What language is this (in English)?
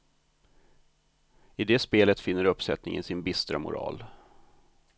Swedish